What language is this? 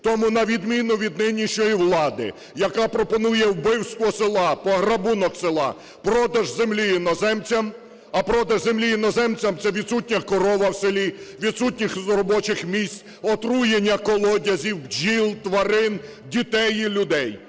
Ukrainian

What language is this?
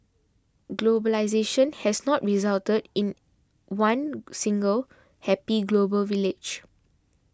English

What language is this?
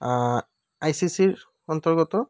Assamese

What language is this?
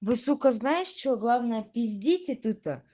Russian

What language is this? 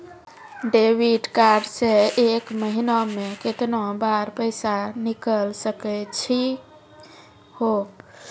Maithili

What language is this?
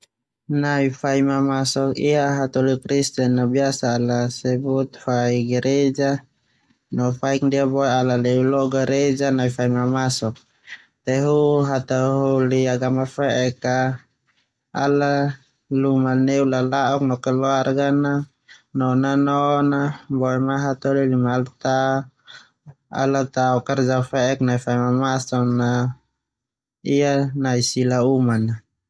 Termanu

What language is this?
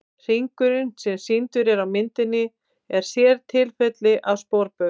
Icelandic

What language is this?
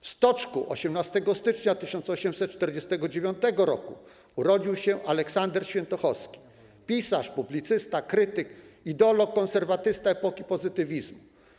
Polish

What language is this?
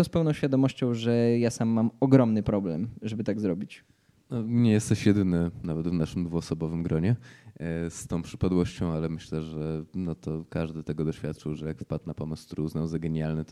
Polish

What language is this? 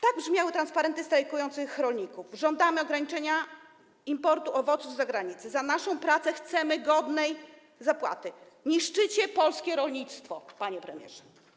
Polish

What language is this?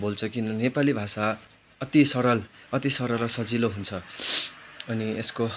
Nepali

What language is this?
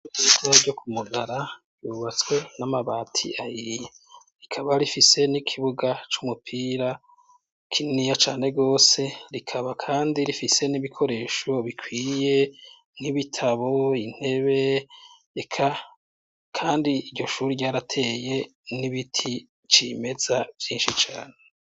Rundi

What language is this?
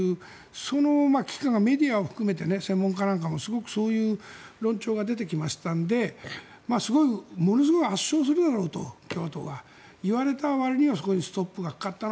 Japanese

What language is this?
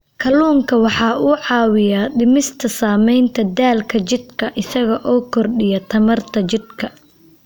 Somali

